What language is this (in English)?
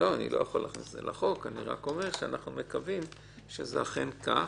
Hebrew